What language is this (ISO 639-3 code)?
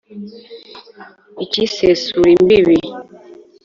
kin